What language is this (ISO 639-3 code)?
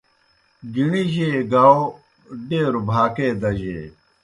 plk